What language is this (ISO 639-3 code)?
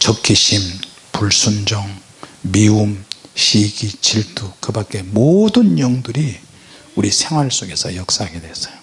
kor